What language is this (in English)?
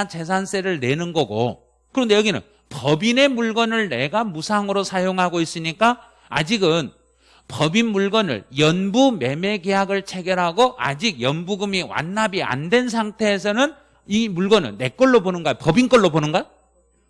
Korean